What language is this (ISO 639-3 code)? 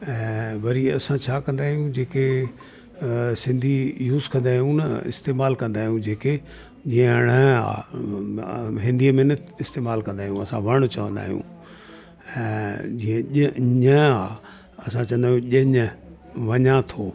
snd